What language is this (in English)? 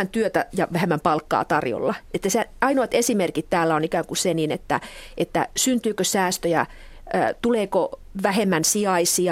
Finnish